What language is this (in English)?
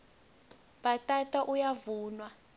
Swati